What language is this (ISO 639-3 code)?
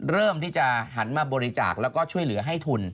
tha